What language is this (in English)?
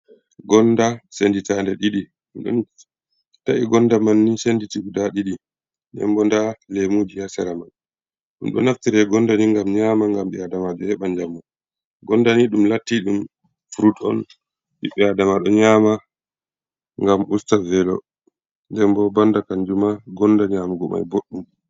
Fula